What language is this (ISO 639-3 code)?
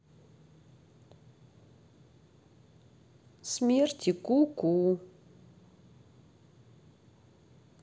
rus